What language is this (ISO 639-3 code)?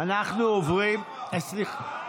heb